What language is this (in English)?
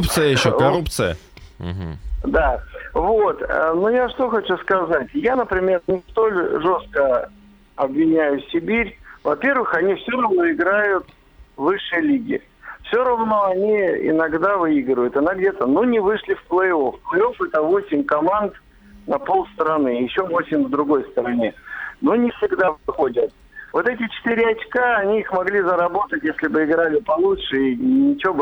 Russian